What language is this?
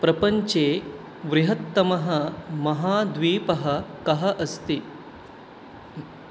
Sanskrit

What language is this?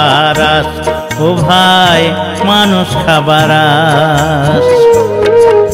Romanian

